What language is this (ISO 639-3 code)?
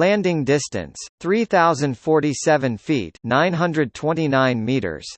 eng